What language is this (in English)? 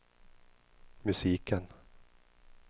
Swedish